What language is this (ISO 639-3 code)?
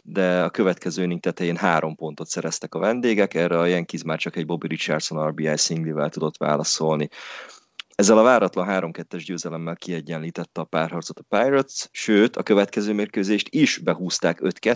hun